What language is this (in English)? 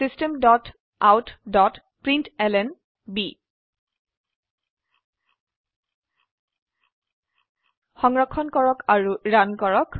Assamese